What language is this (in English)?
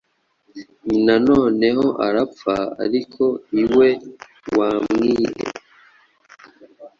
Kinyarwanda